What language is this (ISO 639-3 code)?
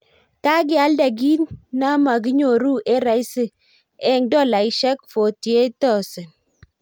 kln